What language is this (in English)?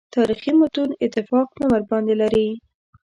Pashto